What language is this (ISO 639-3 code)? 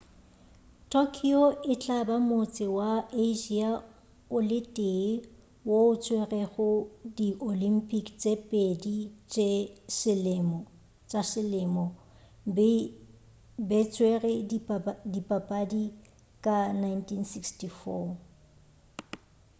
nso